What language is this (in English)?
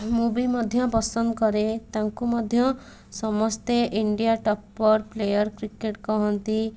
Odia